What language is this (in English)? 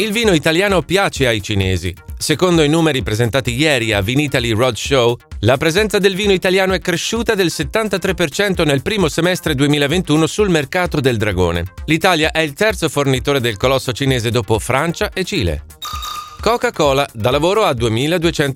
Italian